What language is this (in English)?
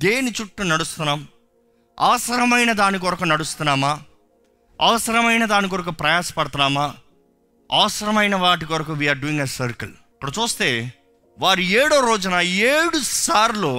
Telugu